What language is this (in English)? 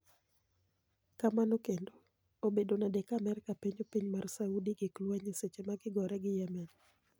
Luo (Kenya and Tanzania)